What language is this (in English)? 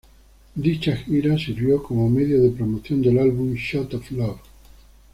Spanish